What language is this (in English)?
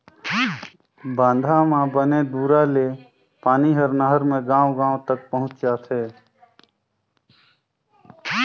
Chhattisgarhi